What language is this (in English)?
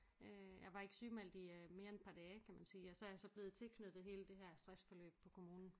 Danish